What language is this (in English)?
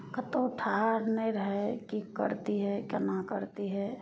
Maithili